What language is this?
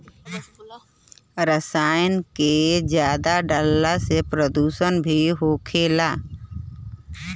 Bhojpuri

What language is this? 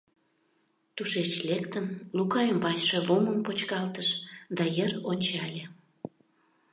Mari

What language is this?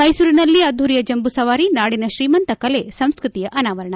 Kannada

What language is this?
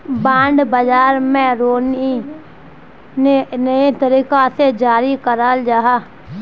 Magahi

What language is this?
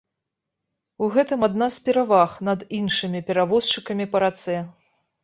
Belarusian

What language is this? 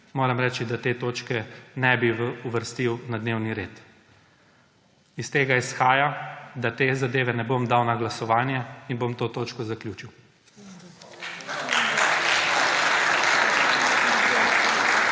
Slovenian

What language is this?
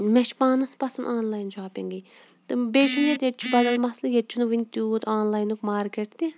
Kashmiri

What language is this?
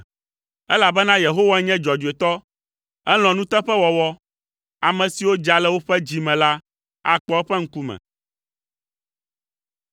Ewe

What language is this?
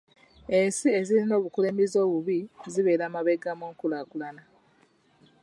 Ganda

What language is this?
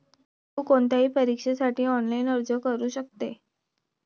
Marathi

